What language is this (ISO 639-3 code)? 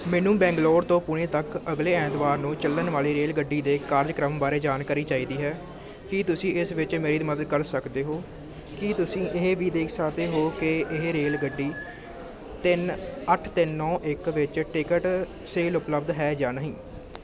pan